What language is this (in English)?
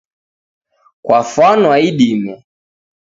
Taita